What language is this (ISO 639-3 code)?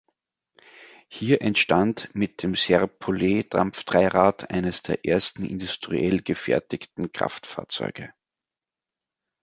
deu